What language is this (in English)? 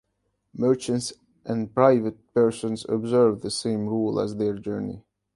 English